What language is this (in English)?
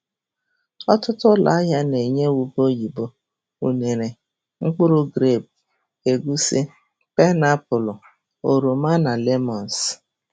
Igbo